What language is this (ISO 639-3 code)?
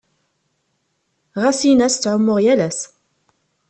kab